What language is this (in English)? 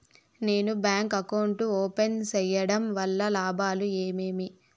Telugu